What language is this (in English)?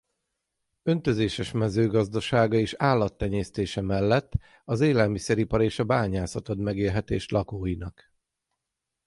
Hungarian